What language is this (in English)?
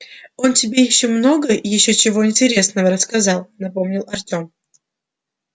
Russian